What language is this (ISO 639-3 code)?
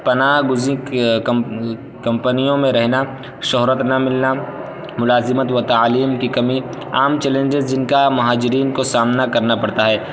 urd